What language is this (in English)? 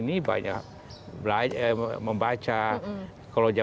Indonesian